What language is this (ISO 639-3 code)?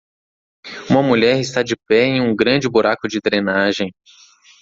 por